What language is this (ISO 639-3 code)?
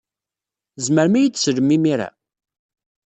kab